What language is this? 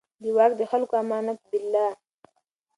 Pashto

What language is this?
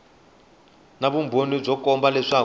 Tsonga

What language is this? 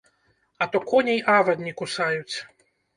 Belarusian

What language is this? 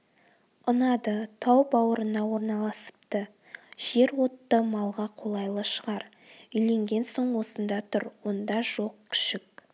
Kazakh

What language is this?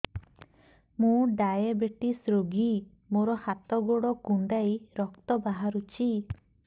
Odia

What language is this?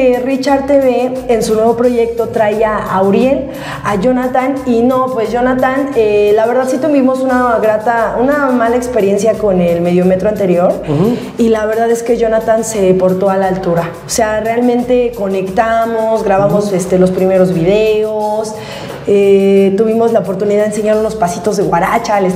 Spanish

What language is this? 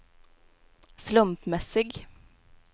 Swedish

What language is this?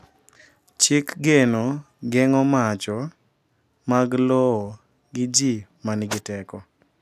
Luo (Kenya and Tanzania)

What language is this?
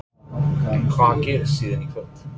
Icelandic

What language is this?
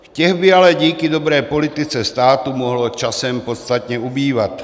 Czech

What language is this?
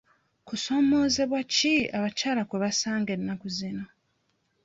Ganda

